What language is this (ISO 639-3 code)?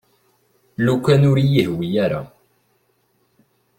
kab